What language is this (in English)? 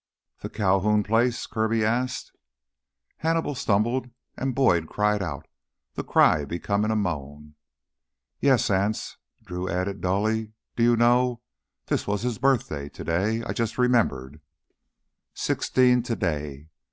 English